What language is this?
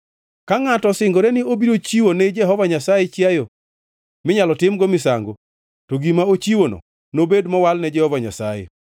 Luo (Kenya and Tanzania)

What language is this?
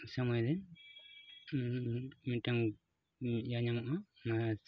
Santali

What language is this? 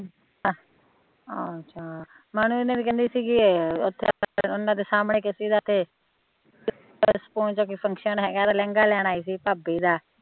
Punjabi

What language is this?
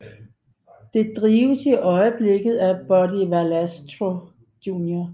Danish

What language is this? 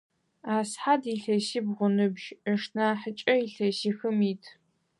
Adyghe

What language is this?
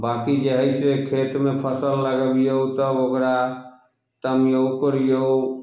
Maithili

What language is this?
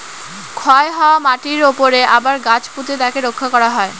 Bangla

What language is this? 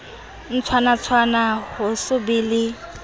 Southern Sotho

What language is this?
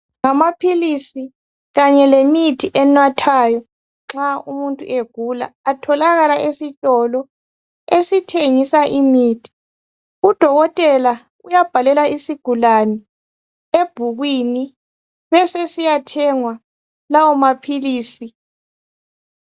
North Ndebele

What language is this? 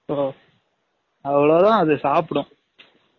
Tamil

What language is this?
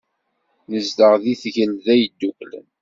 Kabyle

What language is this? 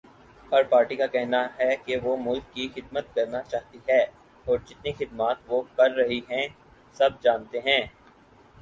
Urdu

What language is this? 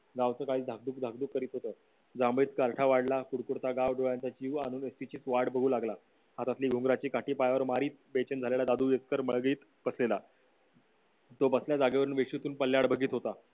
Marathi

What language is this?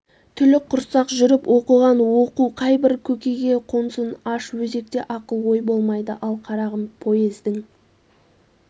Kazakh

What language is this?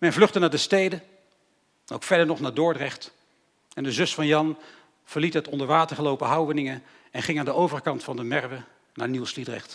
Dutch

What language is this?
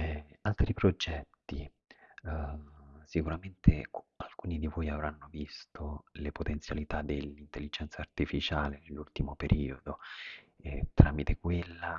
Italian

